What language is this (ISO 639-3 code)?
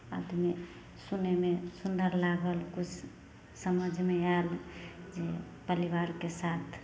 mai